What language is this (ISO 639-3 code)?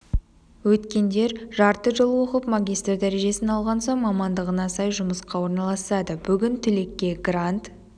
kaz